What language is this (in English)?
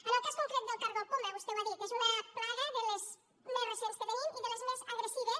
Catalan